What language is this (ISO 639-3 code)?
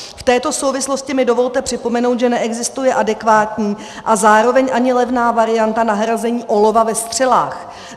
ces